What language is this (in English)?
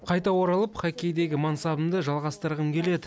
Kazakh